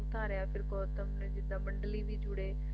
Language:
Punjabi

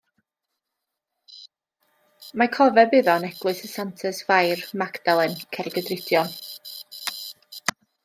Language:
Welsh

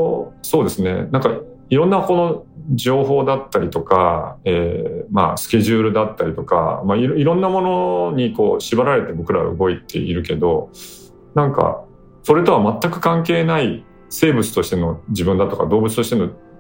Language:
Japanese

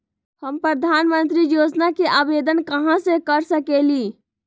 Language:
Magahi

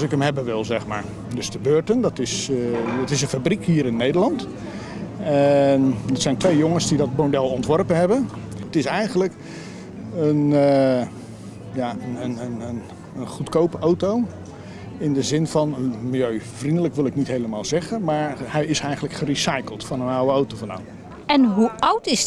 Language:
Dutch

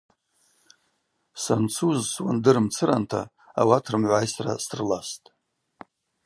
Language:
Abaza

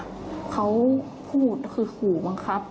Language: Thai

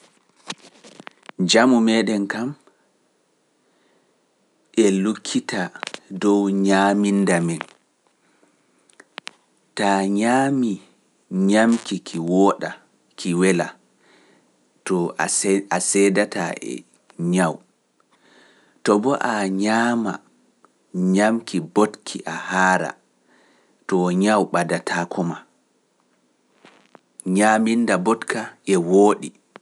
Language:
Pular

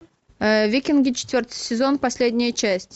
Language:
Russian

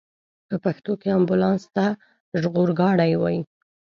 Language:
Pashto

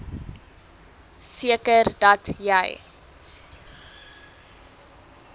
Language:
Afrikaans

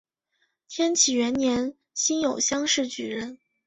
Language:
Chinese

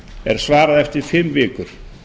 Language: Icelandic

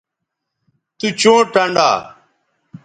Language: Bateri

